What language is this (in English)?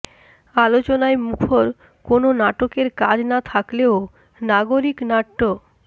Bangla